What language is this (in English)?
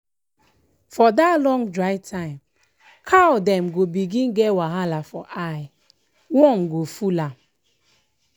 Nigerian Pidgin